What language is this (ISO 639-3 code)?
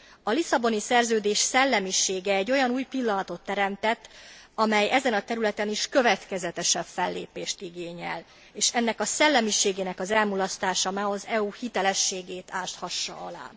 hun